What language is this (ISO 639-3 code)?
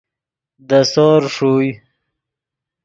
ydg